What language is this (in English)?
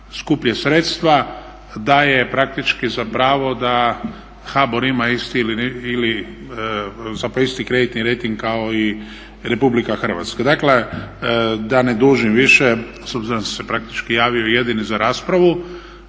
Croatian